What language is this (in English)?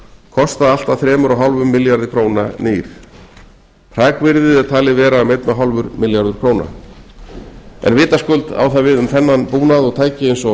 Icelandic